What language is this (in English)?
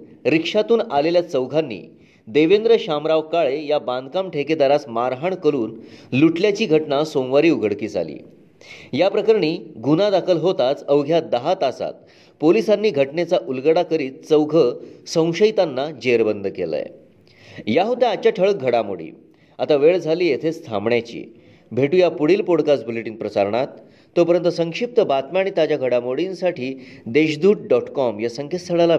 Marathi